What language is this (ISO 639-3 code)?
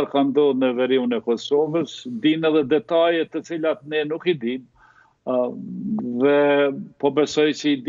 ron